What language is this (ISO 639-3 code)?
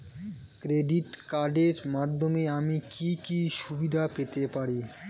ben